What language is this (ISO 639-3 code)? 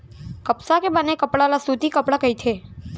hne